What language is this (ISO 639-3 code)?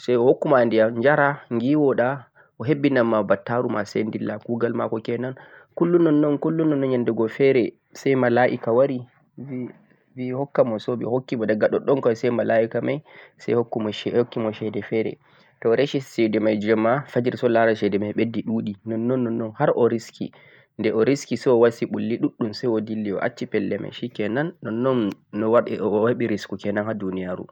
fuq